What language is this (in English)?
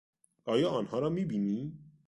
Persian